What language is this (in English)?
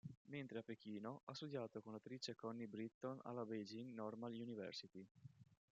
Italian